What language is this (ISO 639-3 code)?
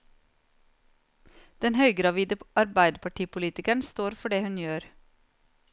nor